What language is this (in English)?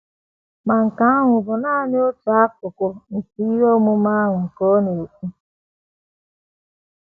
Igbo